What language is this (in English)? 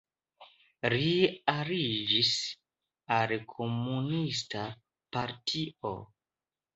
Esperanto